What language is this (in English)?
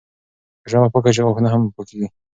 Pashto